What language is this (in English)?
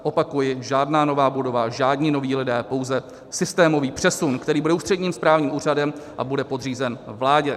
Czech